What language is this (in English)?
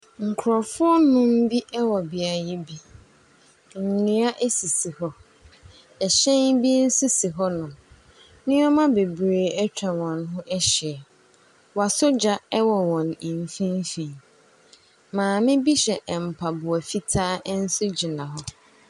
Akan